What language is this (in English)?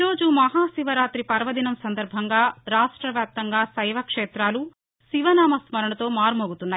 Telugu